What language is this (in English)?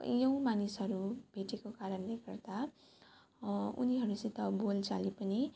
Nepali